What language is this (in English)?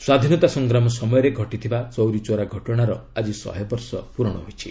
Odia